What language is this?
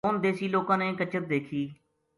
Gujari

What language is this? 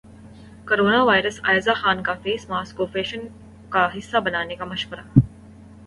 Urdu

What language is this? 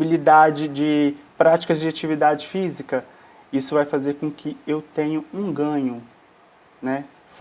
Portuguese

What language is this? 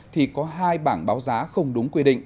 Vietnamese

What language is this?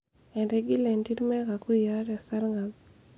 Masai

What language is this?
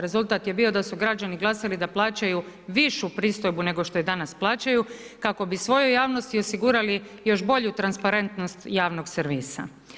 Croatian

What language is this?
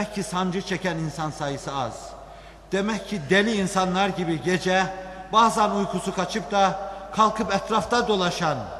Turkish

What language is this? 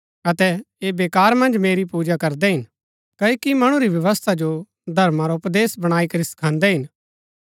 Gaddi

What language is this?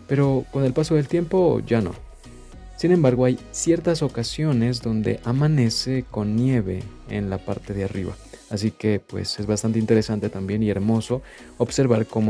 Spanish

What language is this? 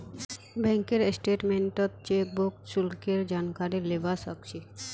Magahi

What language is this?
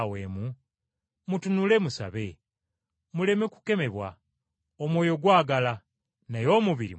Ganda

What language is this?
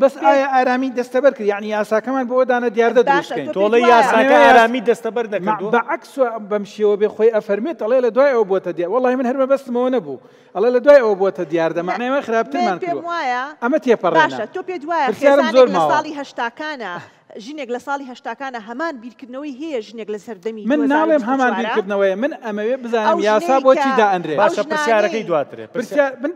Arabic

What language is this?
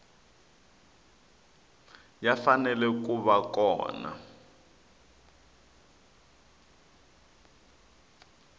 Tsonga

